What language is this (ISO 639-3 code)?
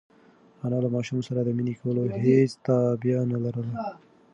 pus